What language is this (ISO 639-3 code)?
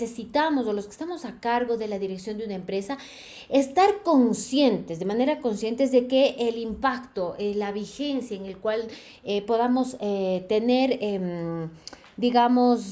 spa